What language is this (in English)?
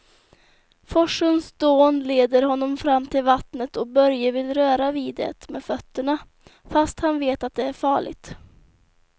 Swedish